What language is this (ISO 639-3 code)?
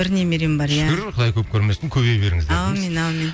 kaz